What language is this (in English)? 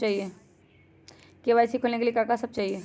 Magahi